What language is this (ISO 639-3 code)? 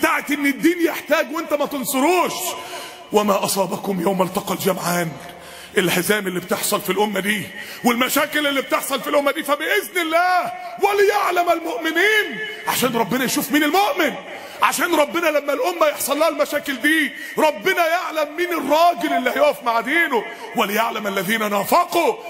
ara